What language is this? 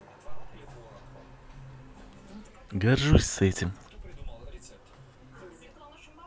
Russian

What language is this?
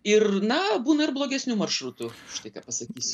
Lithuanian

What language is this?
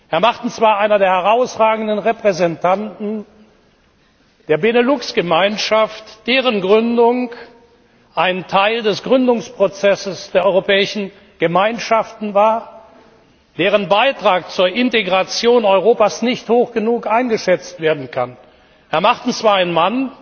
German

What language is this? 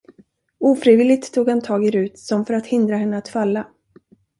Swedish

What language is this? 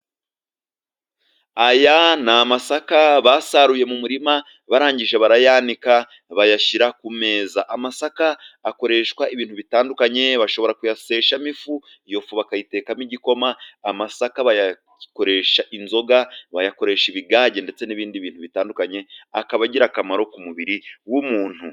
Kinyarwanda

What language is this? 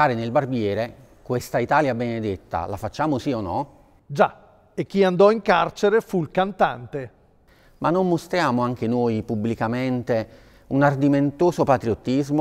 Italian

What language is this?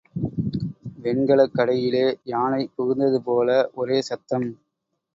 Tamil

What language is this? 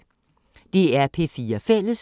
Danish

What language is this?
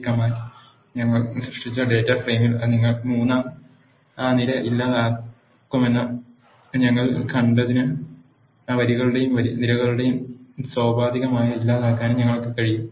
Malayalam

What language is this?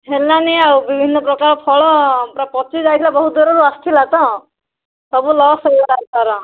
Odia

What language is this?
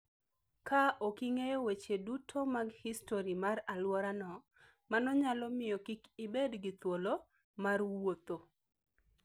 Luo (Kenya and Tanzania)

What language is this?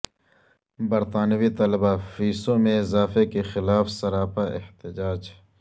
Urdu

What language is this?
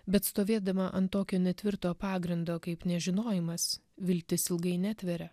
Lithuanian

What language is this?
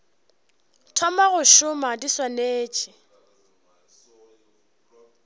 Northern Sotho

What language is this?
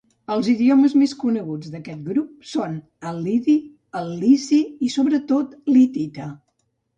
Catalan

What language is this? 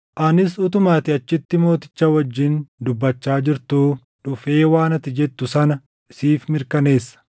Oromo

